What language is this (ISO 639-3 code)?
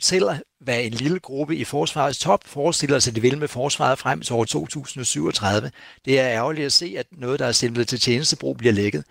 dan